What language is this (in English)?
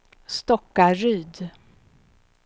Swedish